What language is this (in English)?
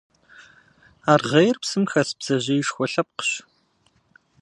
Kabardian